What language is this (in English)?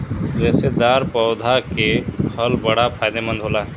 Bhojpuri